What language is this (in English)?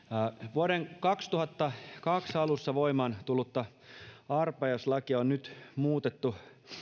Finnish